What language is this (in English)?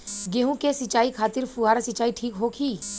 Bhojpuri